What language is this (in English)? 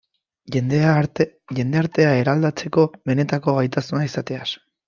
Basque